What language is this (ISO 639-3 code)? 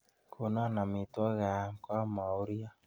kln